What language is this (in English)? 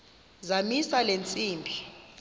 Xhosa